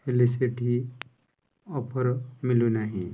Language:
Odia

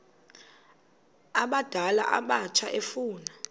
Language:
Xhosa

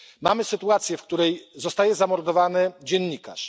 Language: Polish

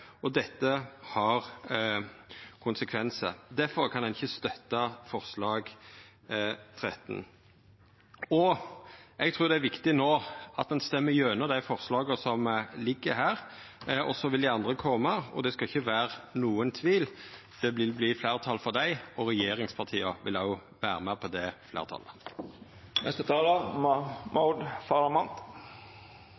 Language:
Norwegian Nynorsk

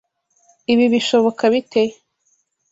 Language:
Kinyarwanda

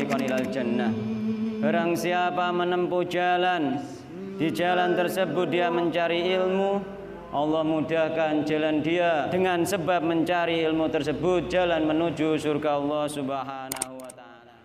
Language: Indonesian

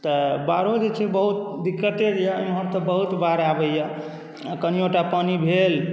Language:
Maithili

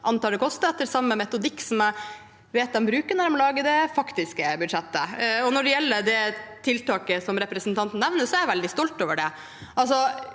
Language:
Norwegian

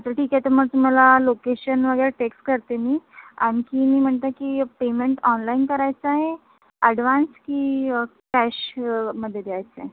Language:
Marathi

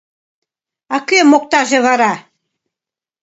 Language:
Mari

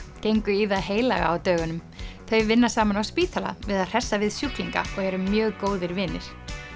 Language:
Icelandic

